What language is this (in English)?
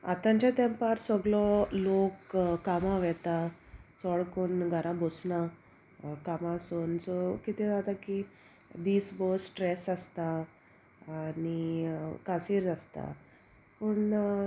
Konkani